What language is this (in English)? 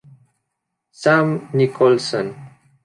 Spanish